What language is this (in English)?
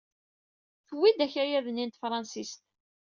Kabyle